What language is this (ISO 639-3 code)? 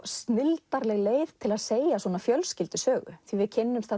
isl